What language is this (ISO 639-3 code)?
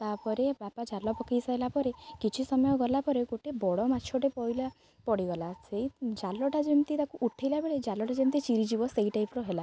ori